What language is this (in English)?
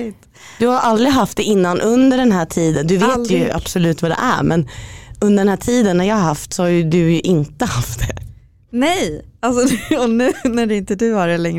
Swedish